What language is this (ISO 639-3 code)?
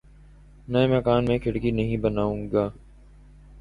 urd